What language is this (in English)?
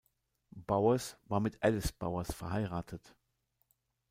German